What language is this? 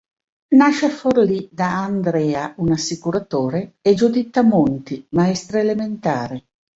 Italian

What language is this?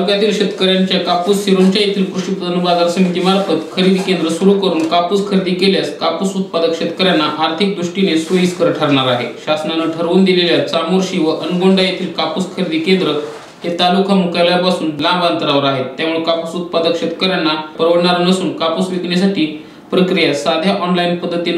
Hindi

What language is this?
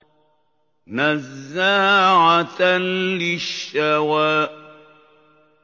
Arabic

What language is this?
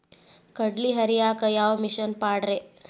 Kannada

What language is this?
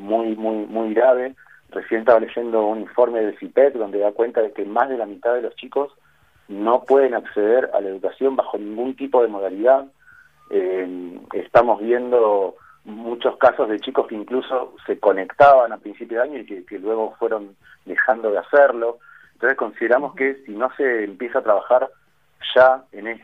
Spanish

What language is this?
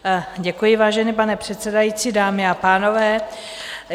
Czech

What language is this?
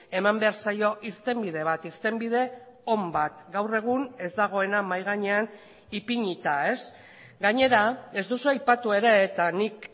Basque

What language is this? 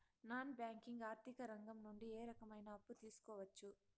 Telugu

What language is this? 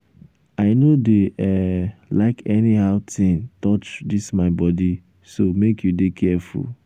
Nigerian Pidgin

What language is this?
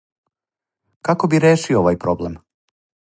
Serbian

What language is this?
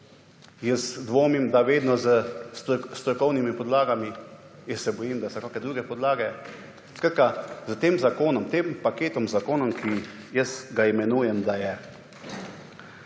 Slovenian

